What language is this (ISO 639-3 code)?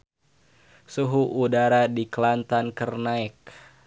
sun